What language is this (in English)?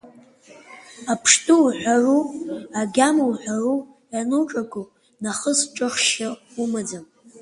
Abkhazian